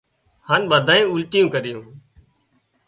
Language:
Wadiyara Koli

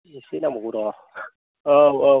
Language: Bodo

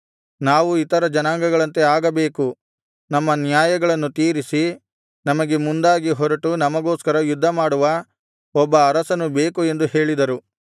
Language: Kannada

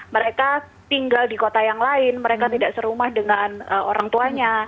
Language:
Indonesian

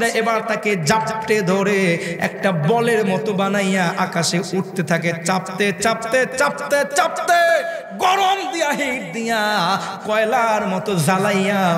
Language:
Bangla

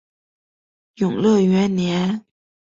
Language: Chinese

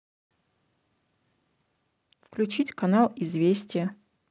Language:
Russian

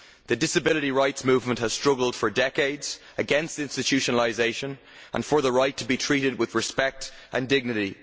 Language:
English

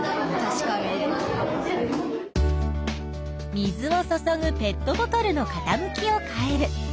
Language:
Japanese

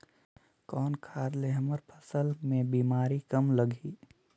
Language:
Chhattisgarhi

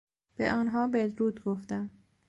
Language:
Persian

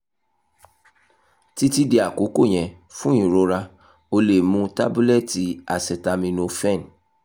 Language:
Yoruba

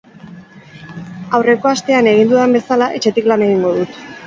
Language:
Basque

